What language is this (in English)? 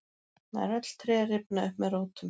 Icelandic